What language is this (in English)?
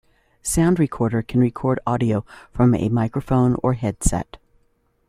English